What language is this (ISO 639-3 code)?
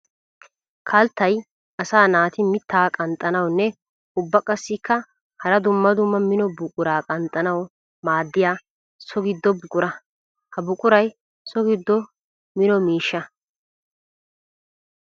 wal